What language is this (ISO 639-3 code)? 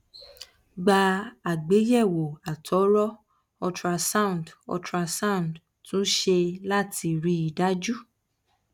yor